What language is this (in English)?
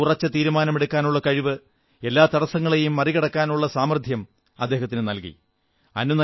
Malayalam